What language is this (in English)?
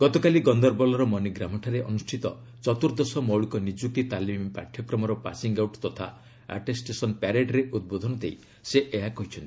Odia